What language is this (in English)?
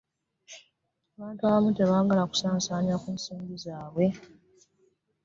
Ganda